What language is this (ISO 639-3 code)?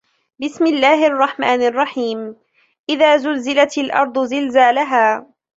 ara